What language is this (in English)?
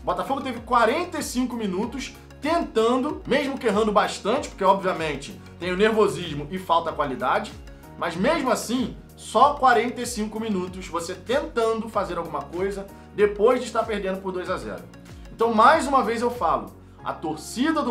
Portuguese